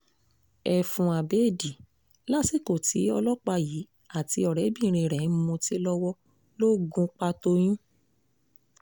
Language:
Yoruba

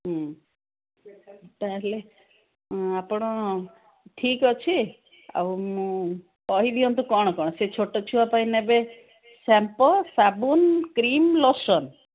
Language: Odia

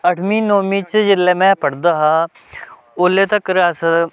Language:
Dogri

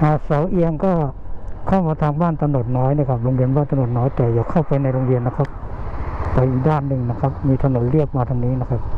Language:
Thai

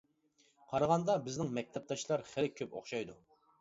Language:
Uyghur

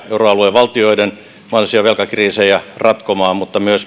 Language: Finnish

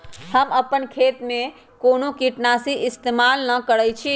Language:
Magahi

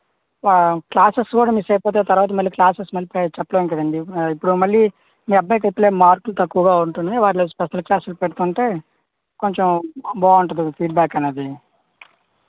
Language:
Telugu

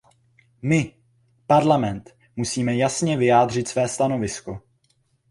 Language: Czech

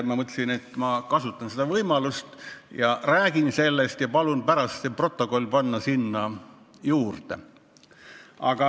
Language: Estonian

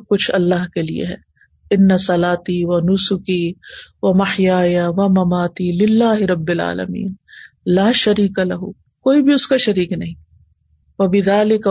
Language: Urdu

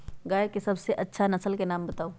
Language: Magahi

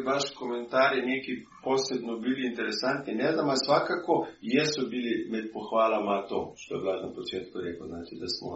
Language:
Croatian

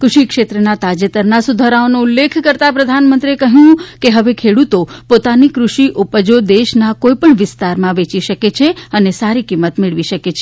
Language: Gujarati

